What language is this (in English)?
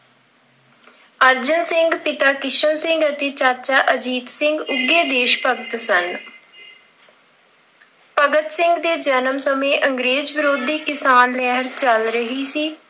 Punjabi